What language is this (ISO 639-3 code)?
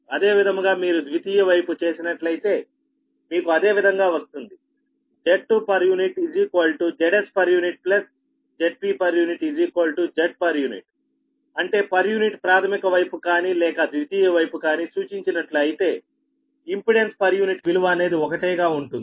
tel